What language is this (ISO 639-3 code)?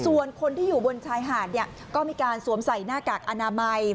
tha